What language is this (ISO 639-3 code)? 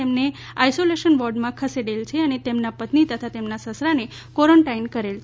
guj